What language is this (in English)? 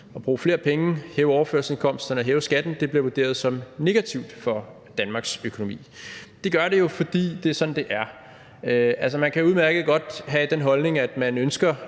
Danish